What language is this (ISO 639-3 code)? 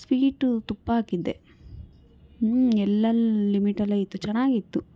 kan